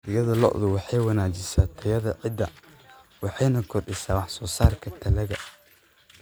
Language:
Somali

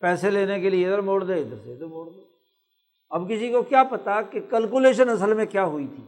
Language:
Urdu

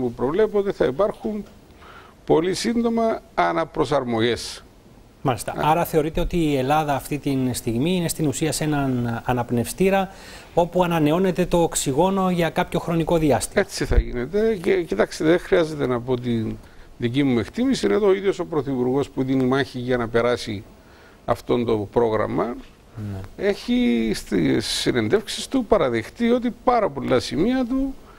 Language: Greek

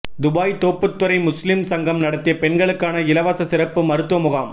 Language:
Tamil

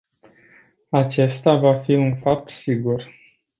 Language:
Romanian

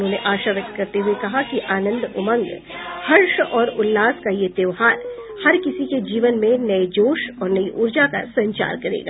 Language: Hindi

